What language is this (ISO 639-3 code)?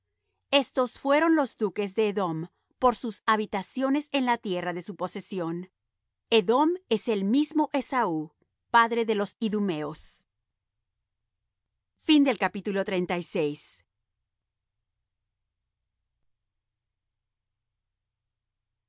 spa